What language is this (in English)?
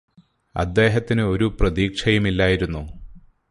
Malayalam